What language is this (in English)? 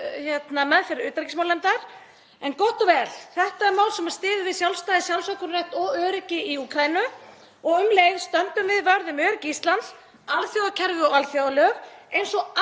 Icelandic